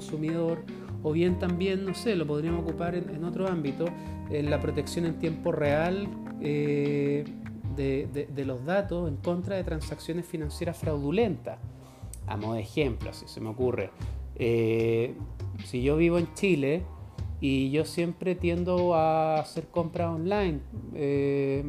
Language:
Spanish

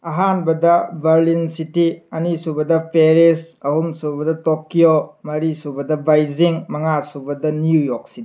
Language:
Manipuri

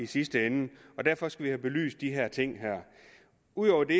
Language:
Danish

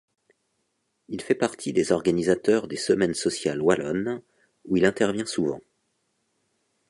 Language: French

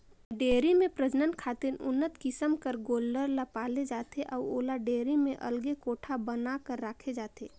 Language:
Chhattisgarhi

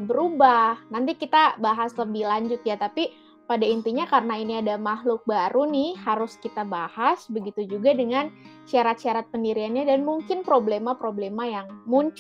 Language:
Indonesian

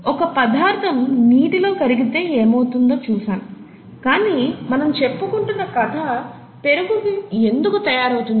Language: Telugu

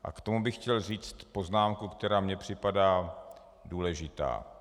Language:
Czech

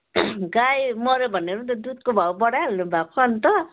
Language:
Nepali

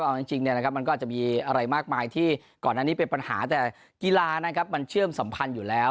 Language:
Thai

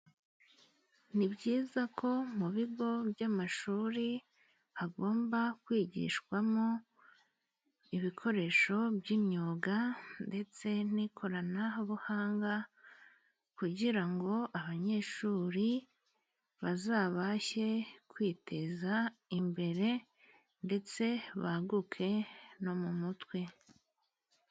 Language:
Kinyarwanda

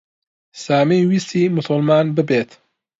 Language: Central Kurdish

